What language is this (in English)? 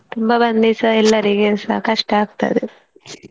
Kannada